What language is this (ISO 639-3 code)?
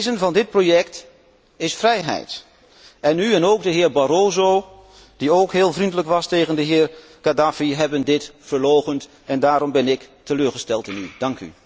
nld